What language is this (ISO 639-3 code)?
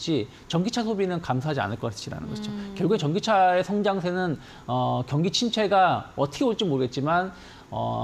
kor